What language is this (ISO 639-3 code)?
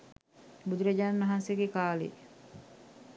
sin